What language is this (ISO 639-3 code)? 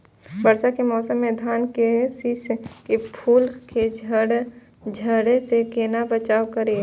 mai